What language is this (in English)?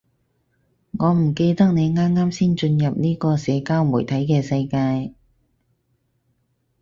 Cantonese